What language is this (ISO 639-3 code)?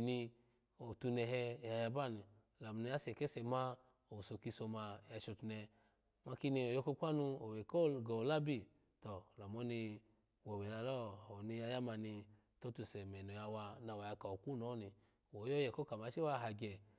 ala